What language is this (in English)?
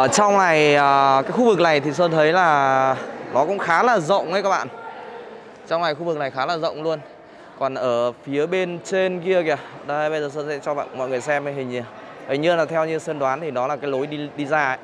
Vietnamese